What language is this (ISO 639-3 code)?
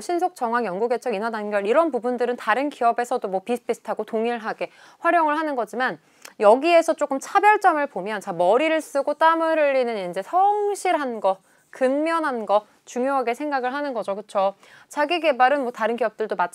kor